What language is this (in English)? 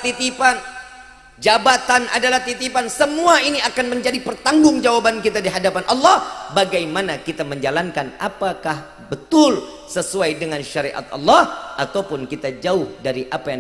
Indonesian